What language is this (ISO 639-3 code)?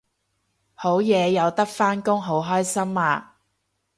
yue